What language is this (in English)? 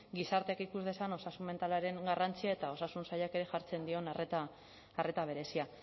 Basque